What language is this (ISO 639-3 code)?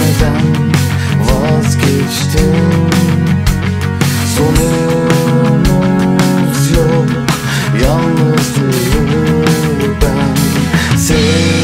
ron